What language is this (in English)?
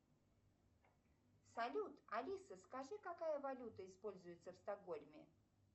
Russian